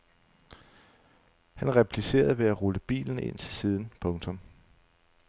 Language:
Danish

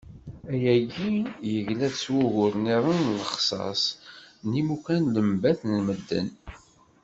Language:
Kabyle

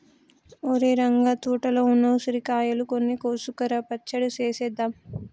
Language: Telugu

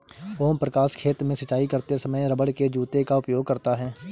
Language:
Hindi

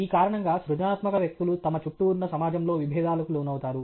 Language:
Telugu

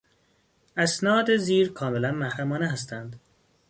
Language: Persian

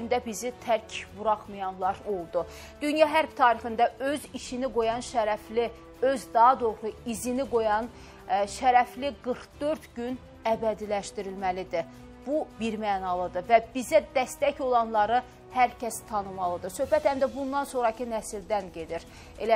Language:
Turkish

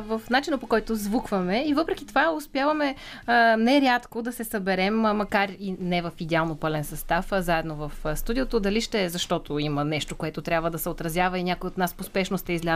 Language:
Bulgarian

